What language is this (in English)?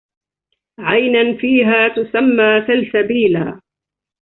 Arabic